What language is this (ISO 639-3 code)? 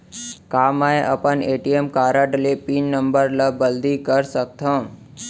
hne